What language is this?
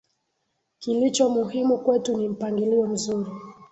Swahili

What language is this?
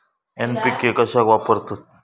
Marathi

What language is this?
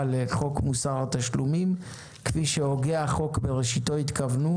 Hebrew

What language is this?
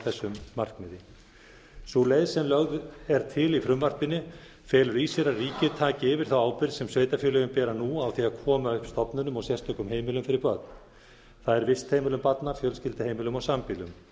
Icelandic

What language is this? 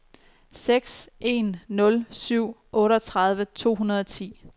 Danish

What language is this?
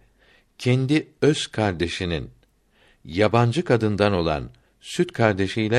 Turkish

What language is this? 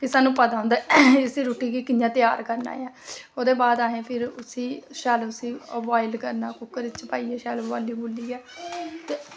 Dogri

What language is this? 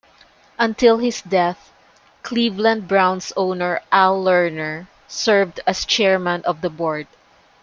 English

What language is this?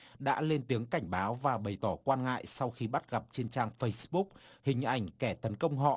Vietnamese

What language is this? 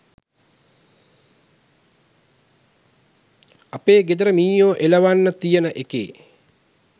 Sinhala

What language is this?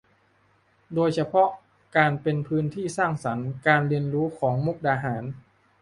Thai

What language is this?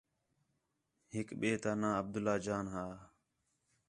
Khetrani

